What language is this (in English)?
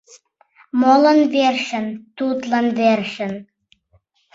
Mari